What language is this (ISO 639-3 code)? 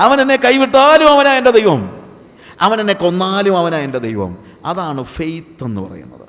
mal